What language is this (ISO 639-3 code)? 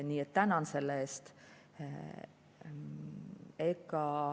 est